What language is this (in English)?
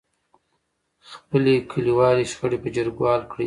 Pashto